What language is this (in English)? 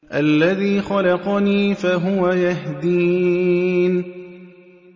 Arabic